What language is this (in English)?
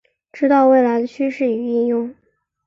Chinese